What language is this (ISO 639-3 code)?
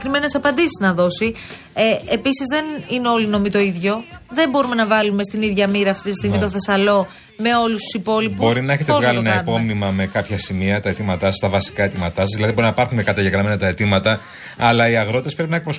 ell